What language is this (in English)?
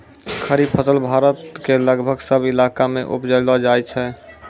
Maithili